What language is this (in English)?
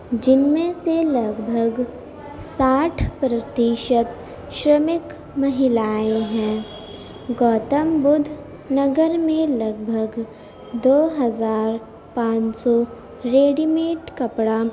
Urdu